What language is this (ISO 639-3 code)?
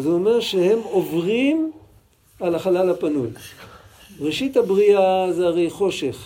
heb